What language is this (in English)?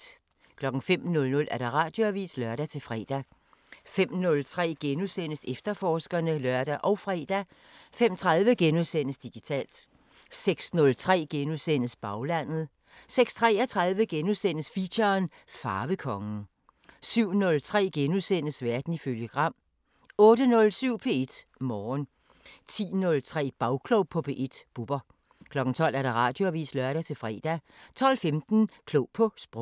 Danish